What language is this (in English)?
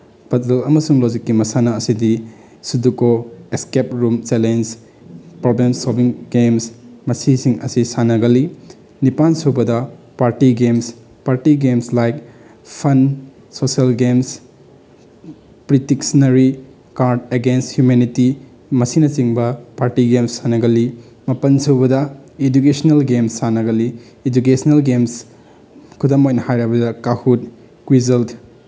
Manipuri